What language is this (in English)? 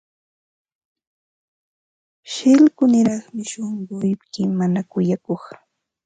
Ambo-Pasco Quechua